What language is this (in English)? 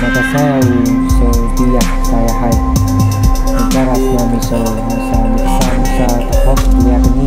Thai